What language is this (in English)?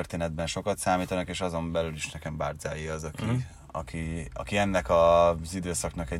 Hungarian